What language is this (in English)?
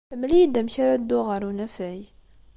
Kabyle